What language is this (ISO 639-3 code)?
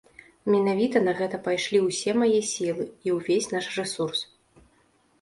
bel